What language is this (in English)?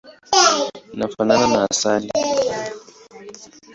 Swahili